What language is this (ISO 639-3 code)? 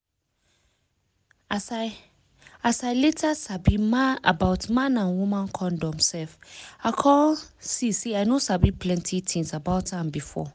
pcm